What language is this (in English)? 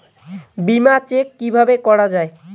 Bangla